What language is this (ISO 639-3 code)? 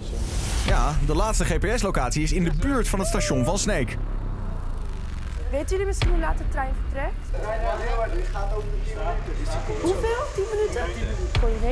nld